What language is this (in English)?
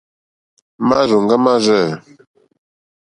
Mokpwe